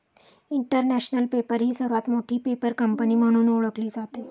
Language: Marathi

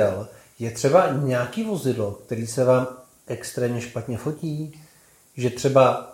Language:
Czech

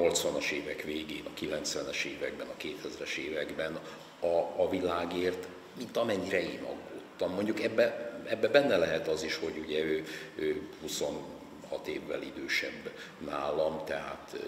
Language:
Hungarian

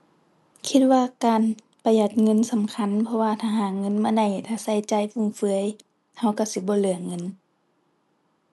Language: Thai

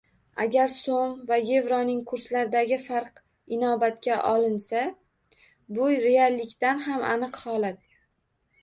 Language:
Uzbek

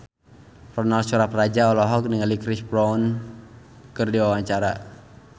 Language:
Sundanese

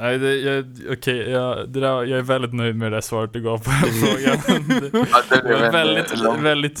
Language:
Swedish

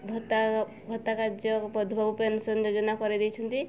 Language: Odia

